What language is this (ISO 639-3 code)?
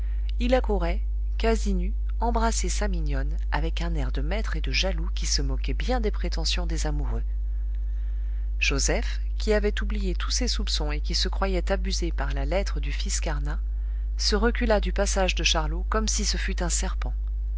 fra